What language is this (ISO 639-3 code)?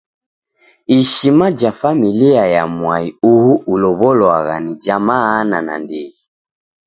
dav